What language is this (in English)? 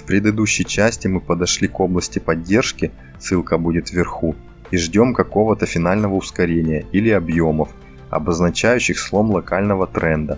Russian